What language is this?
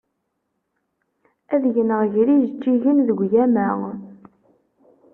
Kabyle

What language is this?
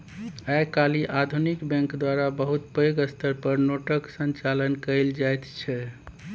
Maithili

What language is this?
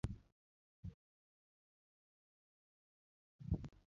Luo (Kenya and Tanzania)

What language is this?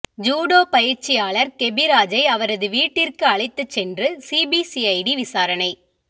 Tamil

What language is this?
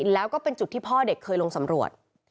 Thai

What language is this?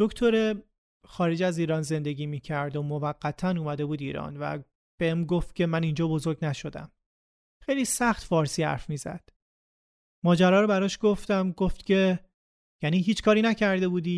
Persian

